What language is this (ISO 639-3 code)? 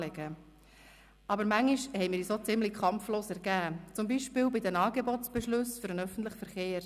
gsw